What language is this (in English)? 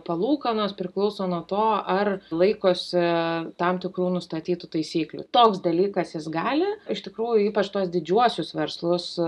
Lithuanian